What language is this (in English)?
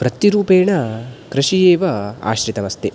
Sanskrit